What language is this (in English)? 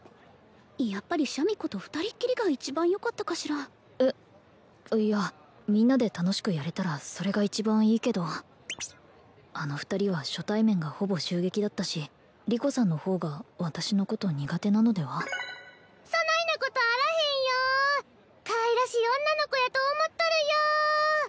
Japanese